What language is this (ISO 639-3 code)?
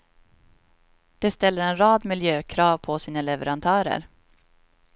swe